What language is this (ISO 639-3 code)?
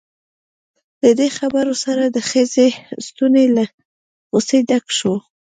pus